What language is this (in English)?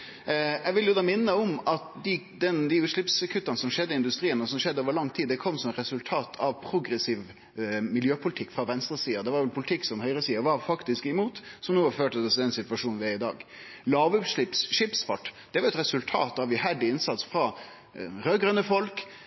Norwegian Nynorsk